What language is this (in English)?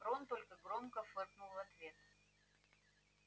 Russian